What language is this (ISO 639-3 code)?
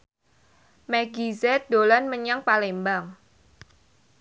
jav